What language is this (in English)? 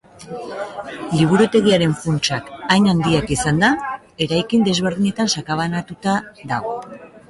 Basque